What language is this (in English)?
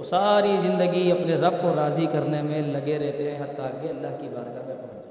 Urdu